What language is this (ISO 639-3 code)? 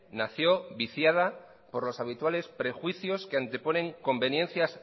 spa